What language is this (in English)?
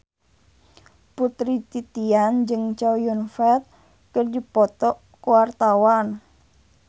Sundanese